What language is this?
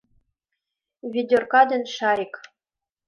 Mari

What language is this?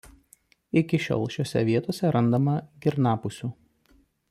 Lithuanian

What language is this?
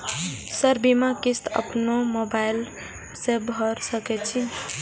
Maithili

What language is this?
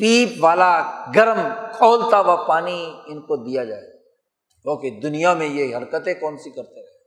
Urdu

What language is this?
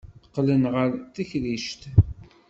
Kabyle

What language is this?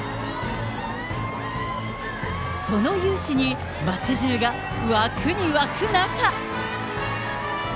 Japanese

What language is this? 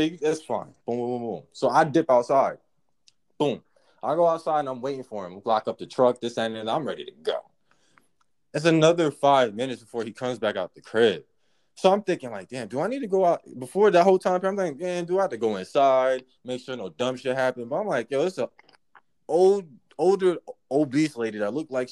English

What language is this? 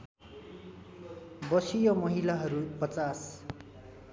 Nepali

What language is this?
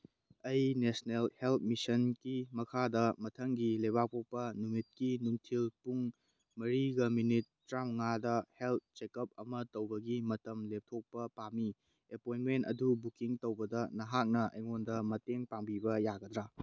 Manipuri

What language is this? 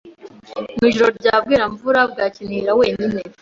Kinyarwanda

